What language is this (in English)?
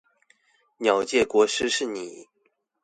Chinese